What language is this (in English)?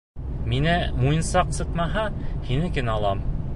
Bashkir